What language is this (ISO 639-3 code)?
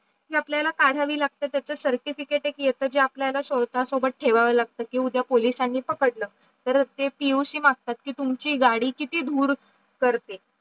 mar